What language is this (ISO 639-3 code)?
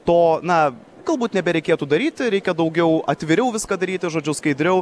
lit